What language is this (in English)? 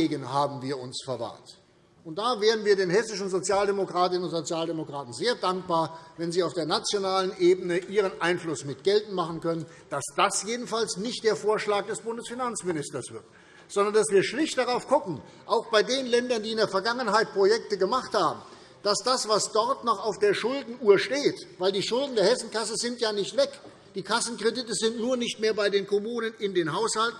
German